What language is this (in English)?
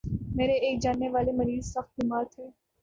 Urdu